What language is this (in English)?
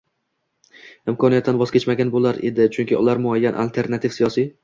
Uzbek